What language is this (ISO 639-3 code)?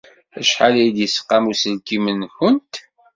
kab